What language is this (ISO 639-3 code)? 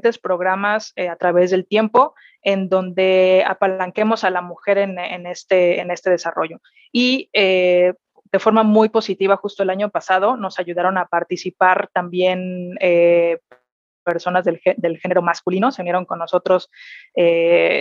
spa